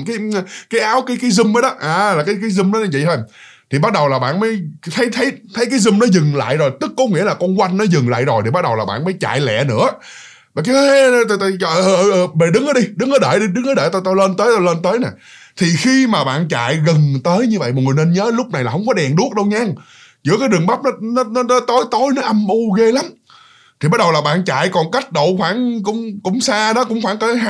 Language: Vietnamese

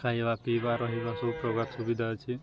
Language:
Odia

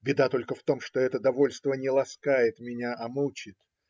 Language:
Russian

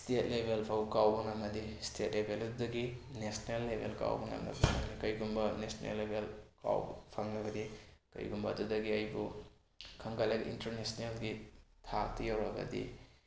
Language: Manipuri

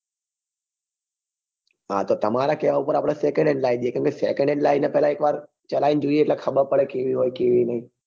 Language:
Gujarati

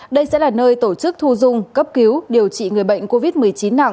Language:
Vietnamese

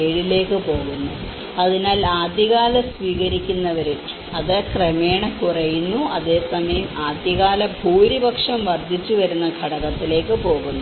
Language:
Malayalam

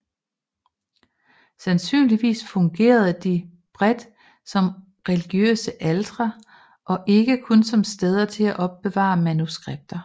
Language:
Danish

